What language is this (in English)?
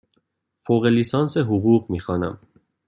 Persian